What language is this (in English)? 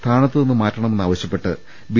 Malayalam